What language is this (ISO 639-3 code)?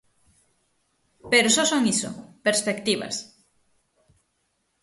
glg